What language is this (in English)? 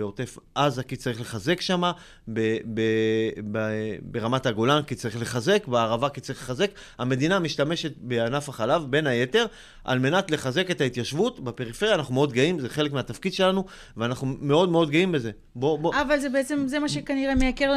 Hebrew